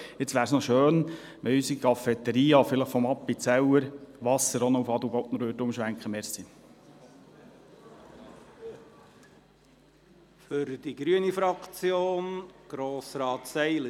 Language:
Swiss German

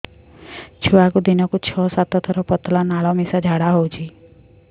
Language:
Odia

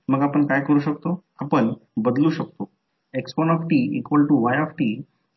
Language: Marathi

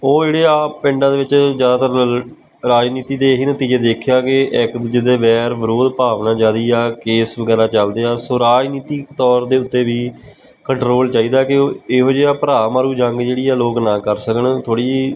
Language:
Punjabi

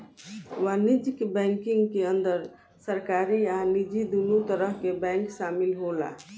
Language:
Bhojpuri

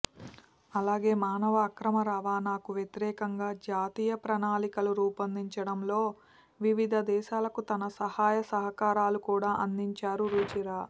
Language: Telugu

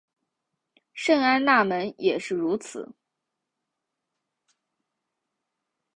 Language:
Chinese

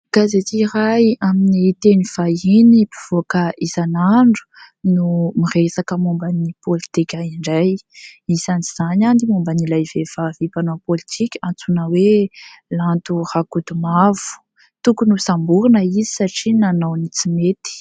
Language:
Malagasy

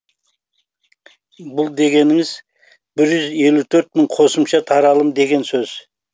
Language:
Kazakh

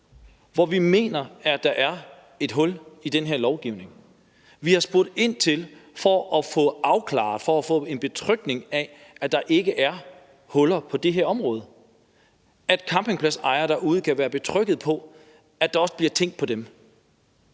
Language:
Danish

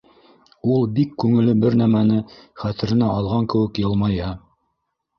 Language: Bashkir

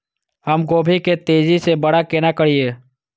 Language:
Maithili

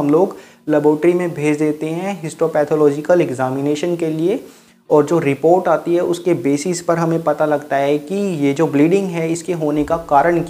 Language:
Hindi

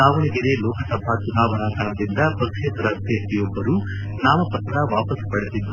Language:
Kannada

